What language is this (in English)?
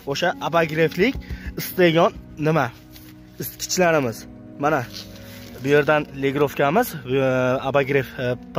Turkish